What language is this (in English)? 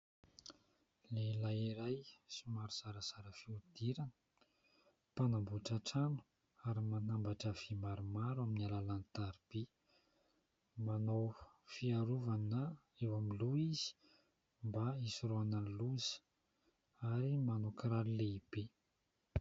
Malagasy